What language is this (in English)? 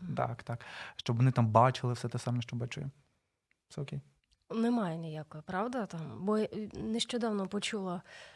Ukrainian